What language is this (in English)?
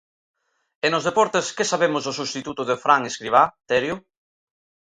Galician